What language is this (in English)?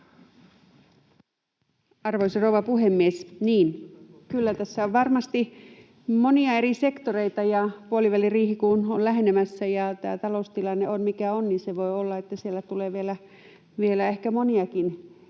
Finnish